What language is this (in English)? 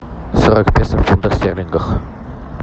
Russian